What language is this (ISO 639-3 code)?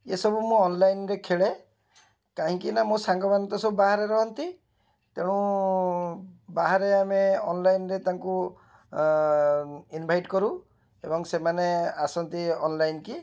ori